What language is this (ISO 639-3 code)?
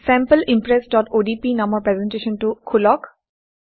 asm